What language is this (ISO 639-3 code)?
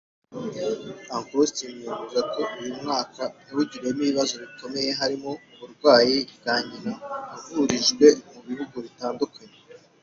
kin